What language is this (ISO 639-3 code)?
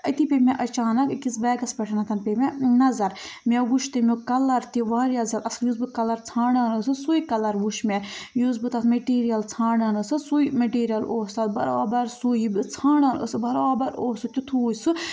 kas